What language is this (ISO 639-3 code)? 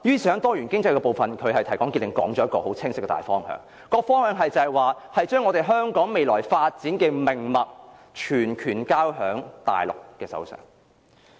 yue